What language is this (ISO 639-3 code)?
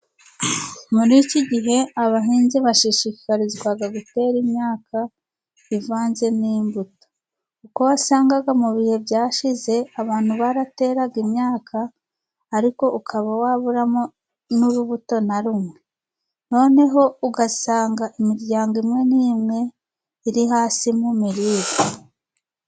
kin